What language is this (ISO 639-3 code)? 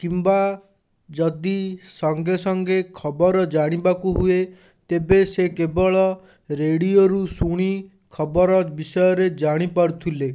ori